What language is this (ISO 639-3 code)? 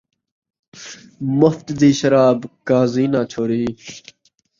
skr